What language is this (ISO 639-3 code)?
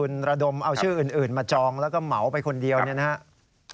tha